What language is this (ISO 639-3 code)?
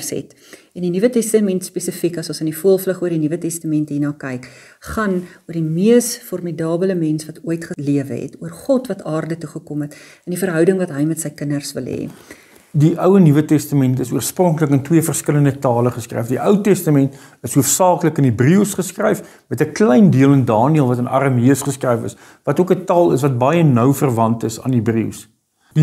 nld